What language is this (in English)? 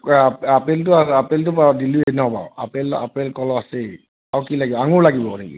Assamese